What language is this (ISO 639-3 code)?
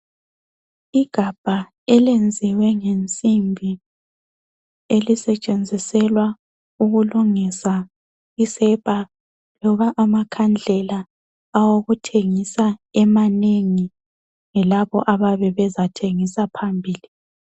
nde